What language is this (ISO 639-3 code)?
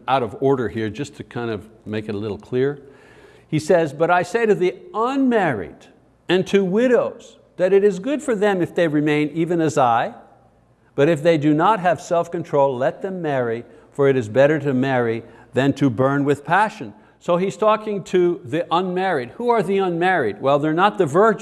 eng